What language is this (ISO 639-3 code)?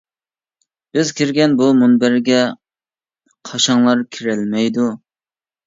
uig